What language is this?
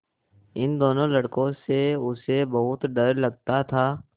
Hindi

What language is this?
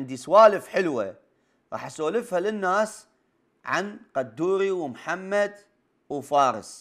Arabic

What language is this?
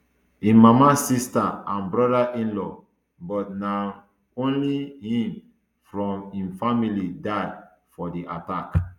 Nigerian Pidgin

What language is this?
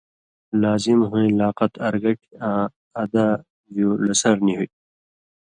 Indus Kohistani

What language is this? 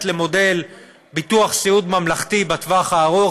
Hebrew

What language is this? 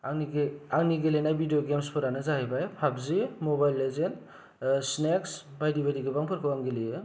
Bodo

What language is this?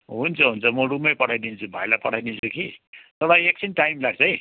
Nepali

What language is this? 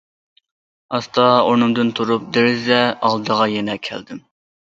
Uyghur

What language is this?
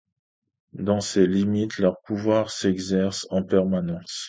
French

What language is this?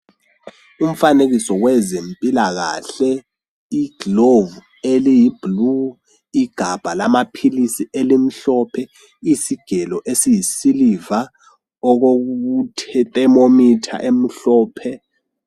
North Ndebele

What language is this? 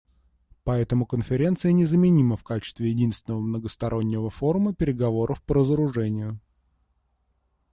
Russian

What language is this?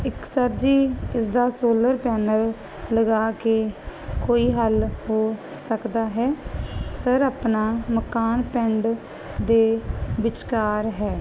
Punjabi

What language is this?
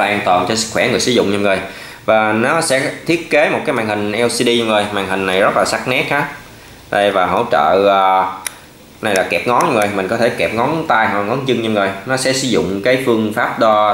Vietnamese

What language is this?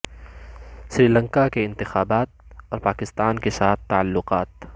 Urdu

